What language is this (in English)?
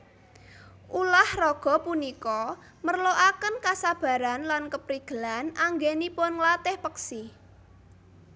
Javanese